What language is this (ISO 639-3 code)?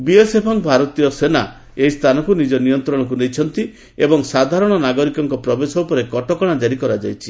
ori